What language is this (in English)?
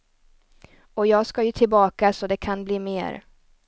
Swedish